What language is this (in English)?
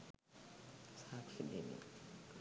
Sinhala